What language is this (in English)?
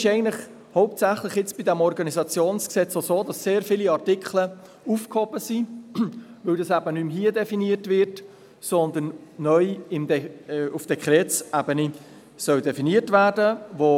Swiss German